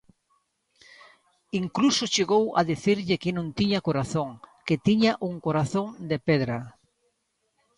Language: Galician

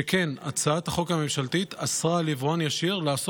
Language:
Hebrew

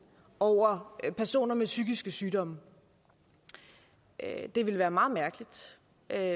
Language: Danish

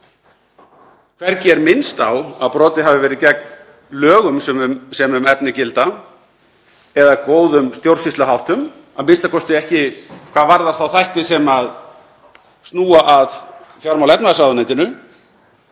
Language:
Icelandic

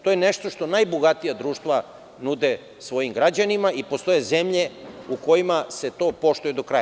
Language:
Serbian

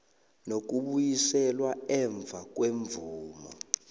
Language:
South Ndebele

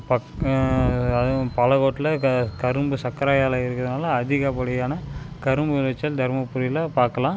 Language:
Tamil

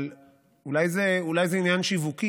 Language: Hebrew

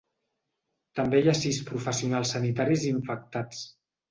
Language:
Catalan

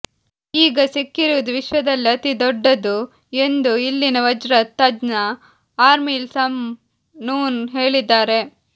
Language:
Kannada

